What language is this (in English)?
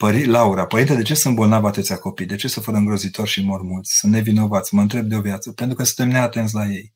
Romanian